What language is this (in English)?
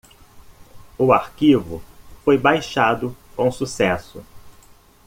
Portuguese